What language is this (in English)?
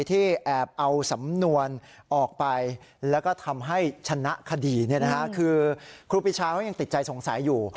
Thai